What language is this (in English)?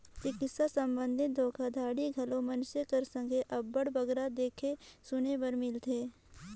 Chhattisgarhi